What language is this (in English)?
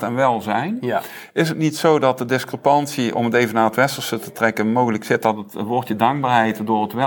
Dutch